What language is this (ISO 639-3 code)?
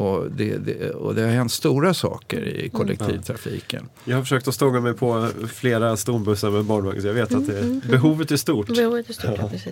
swe